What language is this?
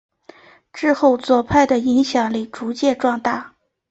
Chinese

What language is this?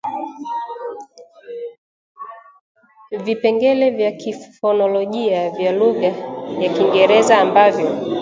Swahili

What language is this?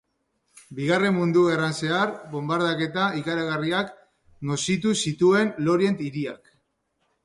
Basque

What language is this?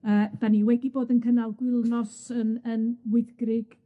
Welsh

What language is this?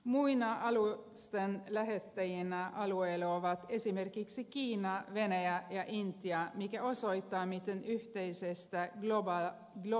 Finnish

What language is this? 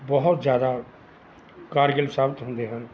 Punjabi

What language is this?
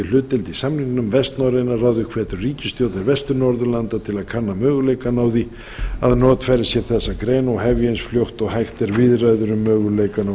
Icelandic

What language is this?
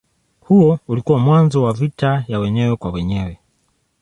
Swahili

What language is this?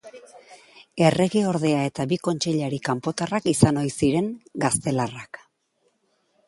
Basque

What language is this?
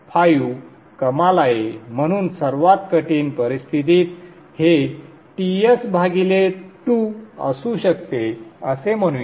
Marathi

